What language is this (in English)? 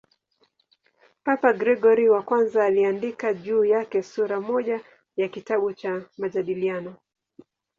Swahili